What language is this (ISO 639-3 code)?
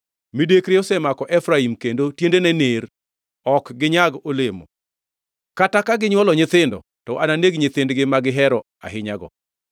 luo